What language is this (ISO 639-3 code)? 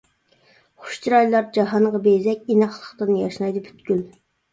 uig